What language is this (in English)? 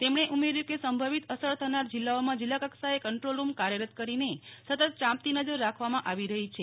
Gujarati